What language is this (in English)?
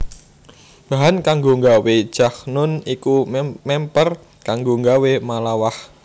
Javanese